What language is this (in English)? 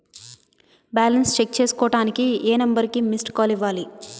Telugu